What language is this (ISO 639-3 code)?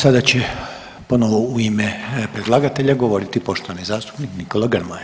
hrv